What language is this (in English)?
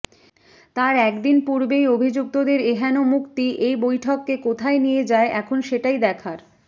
Bangla